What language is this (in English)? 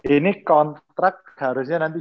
Indonesian